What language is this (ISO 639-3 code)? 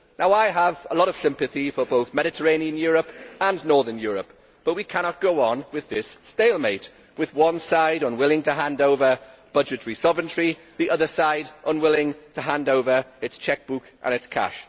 eng